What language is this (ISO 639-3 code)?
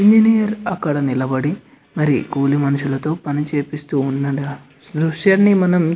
tel